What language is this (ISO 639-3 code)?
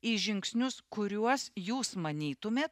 lit